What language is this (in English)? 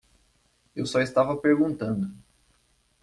Portuguese